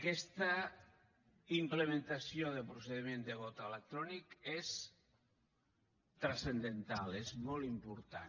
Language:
Catalan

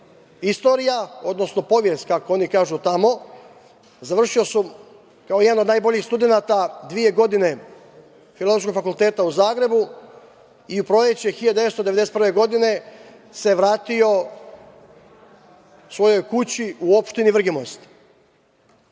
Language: Serbian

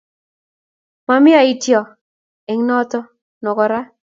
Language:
Kalenjin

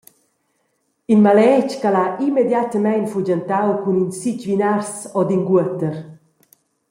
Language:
Romansh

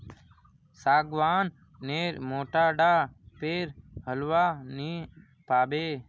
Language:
Magahi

